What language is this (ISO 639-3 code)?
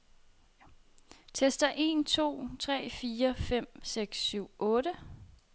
dan